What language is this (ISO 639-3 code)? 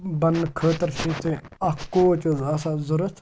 kas